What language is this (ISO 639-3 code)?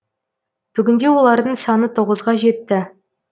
kaz